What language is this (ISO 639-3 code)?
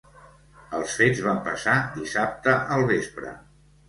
cat